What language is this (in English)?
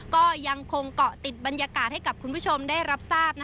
Thai